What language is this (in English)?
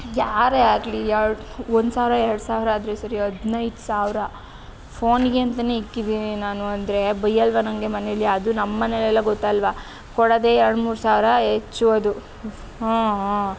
Kannada